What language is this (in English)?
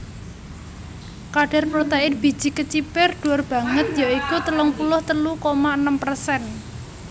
Javanese